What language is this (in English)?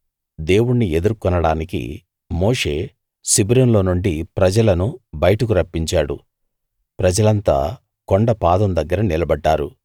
Telugu